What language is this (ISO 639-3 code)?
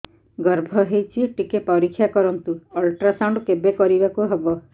ori